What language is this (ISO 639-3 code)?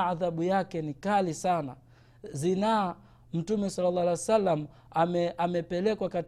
swa